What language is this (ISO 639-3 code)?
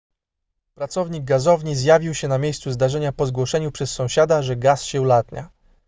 pol